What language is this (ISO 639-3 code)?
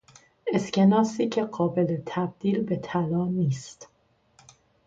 fas